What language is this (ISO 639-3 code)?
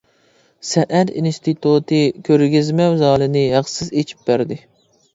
uig